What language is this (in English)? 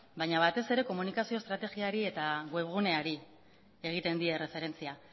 Basque